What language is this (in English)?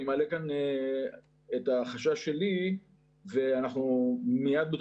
Hebrew